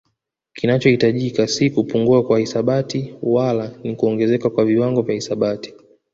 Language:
Swahili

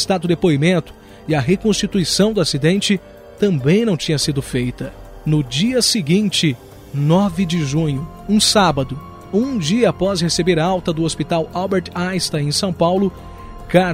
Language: Portuguese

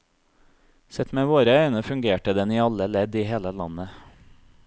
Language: Norwegian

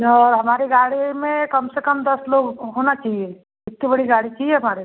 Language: Hindi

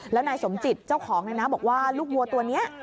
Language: Thai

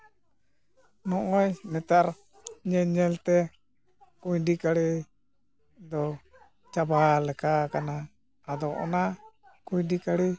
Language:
Santali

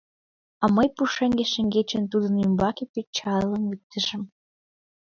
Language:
Mari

